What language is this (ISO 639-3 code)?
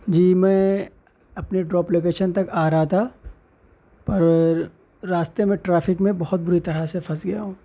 urd